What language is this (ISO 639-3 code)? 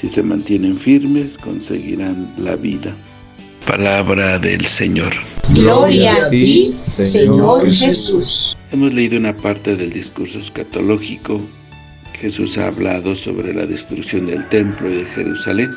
spa